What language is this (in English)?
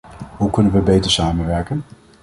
Dutch